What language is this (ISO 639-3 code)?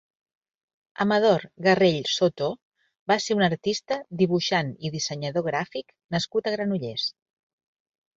cat